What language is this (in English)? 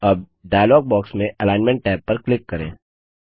Hindi